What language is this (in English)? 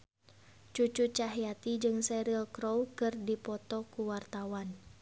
Sundanese